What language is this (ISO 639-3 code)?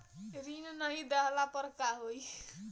bho